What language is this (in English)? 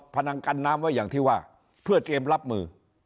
Thai